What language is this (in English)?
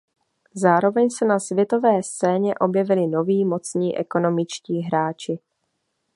Czech